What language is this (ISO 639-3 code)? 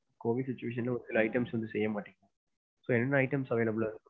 tam